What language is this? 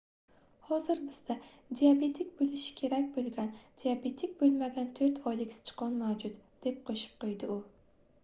Uzbek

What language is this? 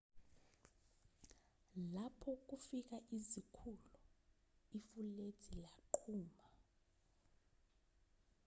Zulu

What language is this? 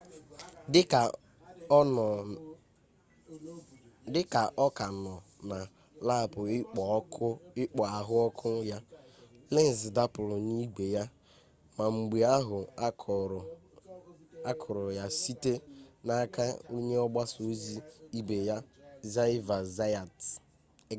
Igbo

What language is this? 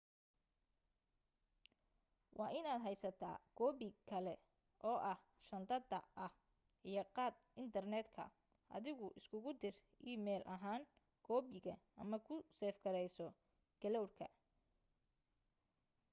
Somali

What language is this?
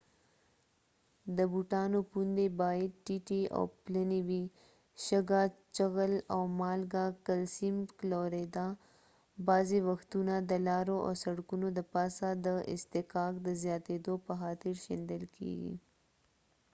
Pashto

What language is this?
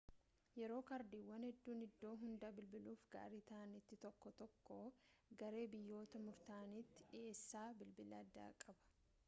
Oromo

